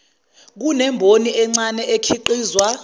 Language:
Zulu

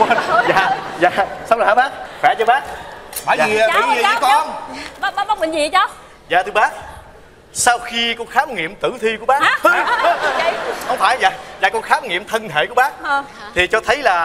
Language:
Vietnamese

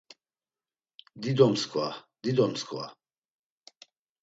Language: Laz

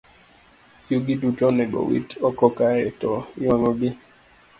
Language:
Luo (Kenya and Tanzania)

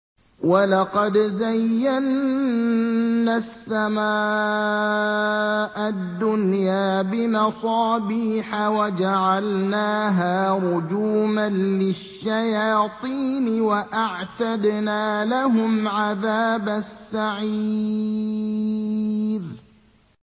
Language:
Arabic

